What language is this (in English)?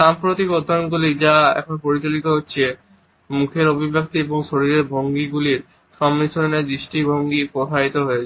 Bangla